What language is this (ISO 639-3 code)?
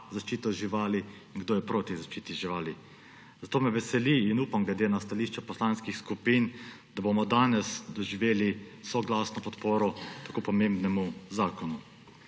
slv